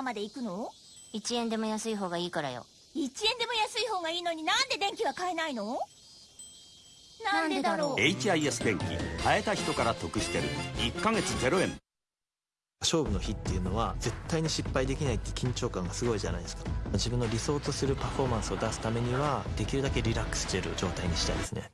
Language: Japanese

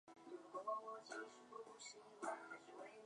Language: Chinese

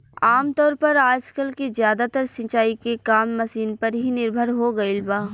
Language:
Bhojpuri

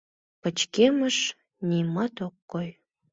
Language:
Mari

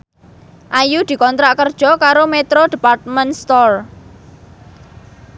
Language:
Javanese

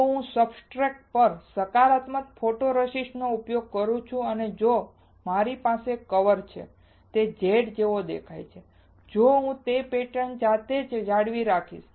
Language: Gujarati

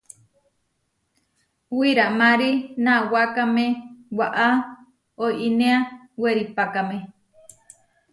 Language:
Huarijio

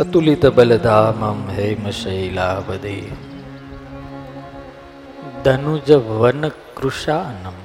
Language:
Gujarati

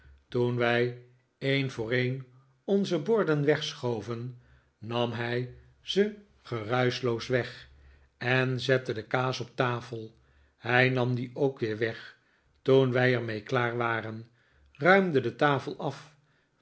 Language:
Dutch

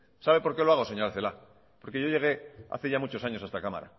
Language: Spanish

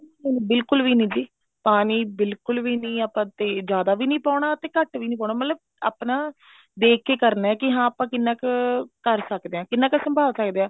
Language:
Punjabi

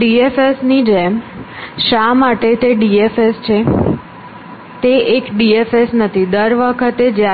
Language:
Gujarati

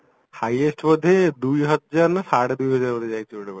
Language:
Odia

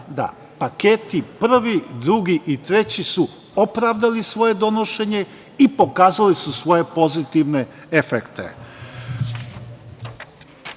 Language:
Serbian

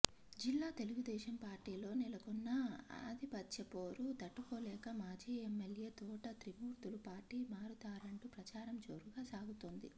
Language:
Telugu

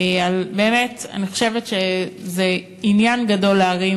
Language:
Hebrew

